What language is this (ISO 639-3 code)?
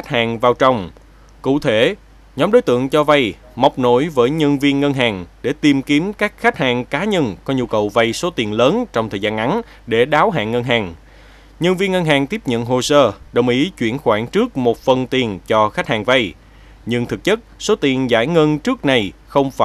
vie